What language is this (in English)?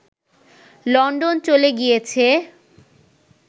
Bangla